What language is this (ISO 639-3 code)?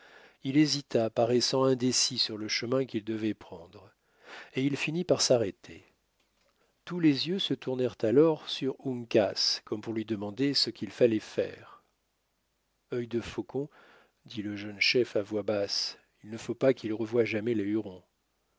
fra